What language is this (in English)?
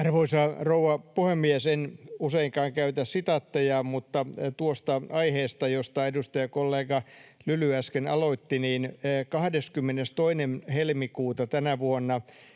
Finnish